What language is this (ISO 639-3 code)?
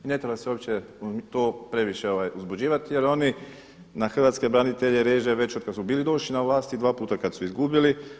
hrv